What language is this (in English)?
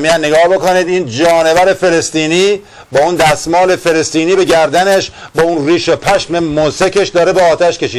Persian